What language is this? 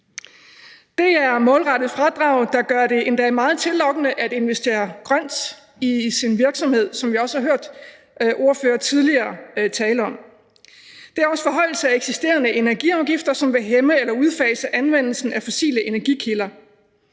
Danish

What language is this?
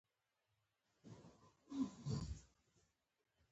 Pashto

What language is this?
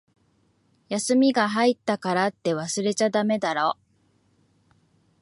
Japanese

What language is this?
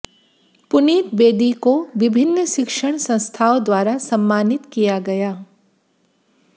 Hindi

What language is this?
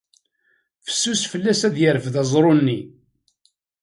Kabyle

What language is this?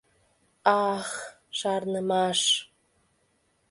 Mari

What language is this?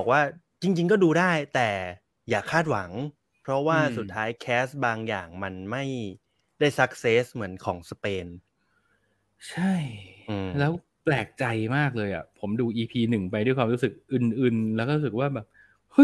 Thai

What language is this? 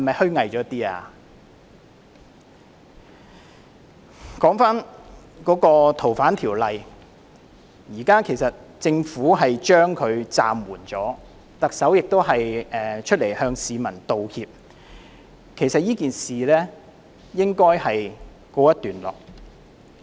Cantonese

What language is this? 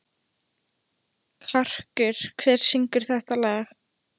Icelandic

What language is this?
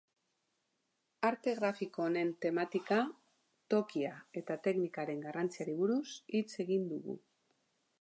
Basque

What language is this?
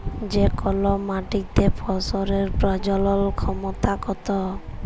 Bangla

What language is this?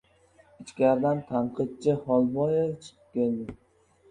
Uzbek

